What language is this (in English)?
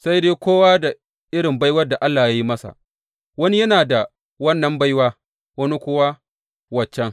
Hausa